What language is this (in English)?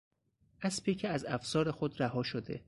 Persian